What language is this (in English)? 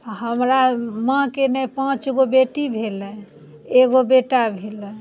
Maithili